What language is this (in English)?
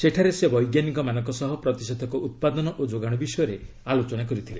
Odia